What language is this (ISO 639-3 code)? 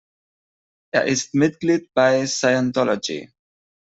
deu